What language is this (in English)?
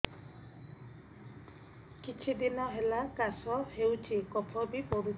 Odia